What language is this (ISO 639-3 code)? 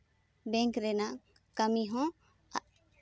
sat